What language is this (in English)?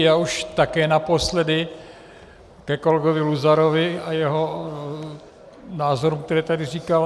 Czech